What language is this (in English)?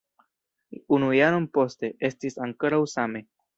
Esperanto